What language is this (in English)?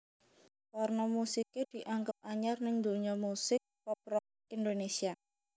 Javanese